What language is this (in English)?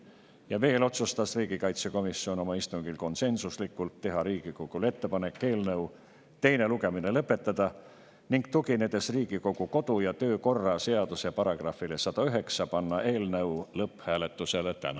Estonian